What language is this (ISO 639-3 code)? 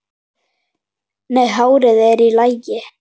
isl